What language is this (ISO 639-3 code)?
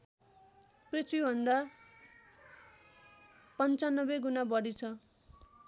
nep